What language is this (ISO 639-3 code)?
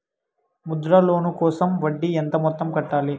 tel